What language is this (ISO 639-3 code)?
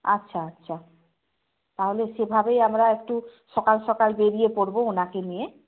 ben